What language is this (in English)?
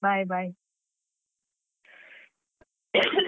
Kannada